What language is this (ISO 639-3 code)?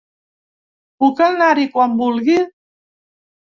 cat